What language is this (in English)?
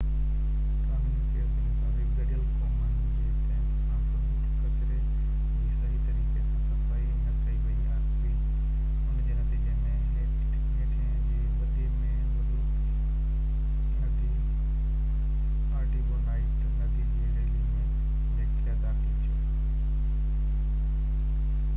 Sindhi